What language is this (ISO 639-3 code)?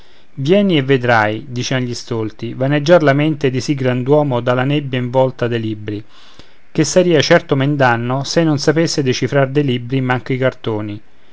ita